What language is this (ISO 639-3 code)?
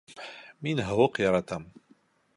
bak